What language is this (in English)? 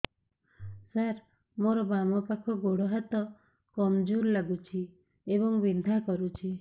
Odia